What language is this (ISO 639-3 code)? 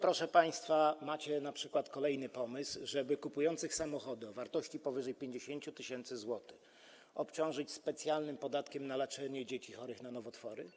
pol